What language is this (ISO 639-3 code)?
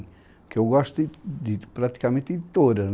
por